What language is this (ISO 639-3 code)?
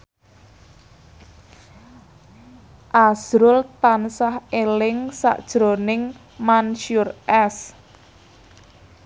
jav